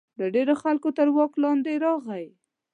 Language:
Pashto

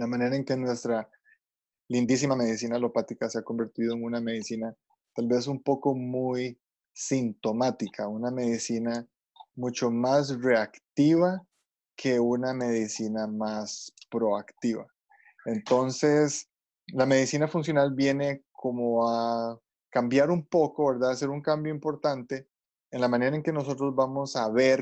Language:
Spanish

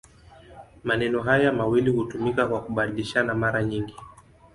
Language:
Swahili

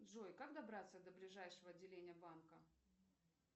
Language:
Russian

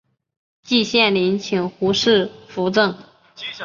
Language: Chinese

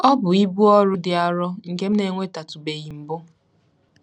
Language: Igbo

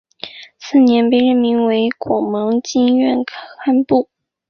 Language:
Chinese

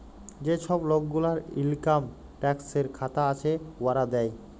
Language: Bangla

